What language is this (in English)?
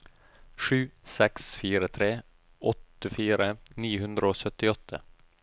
Norwegian